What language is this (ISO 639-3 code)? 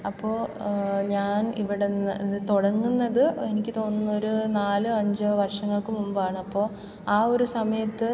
mal